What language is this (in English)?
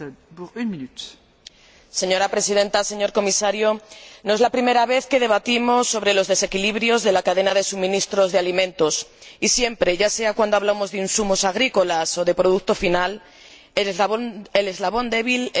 Spanish